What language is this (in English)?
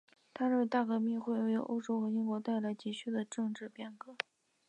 Chinese